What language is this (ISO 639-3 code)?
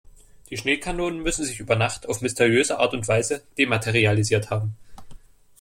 deu